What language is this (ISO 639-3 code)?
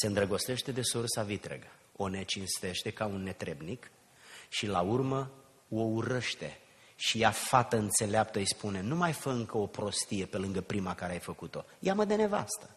ron